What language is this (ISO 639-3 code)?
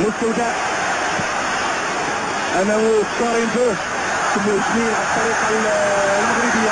ara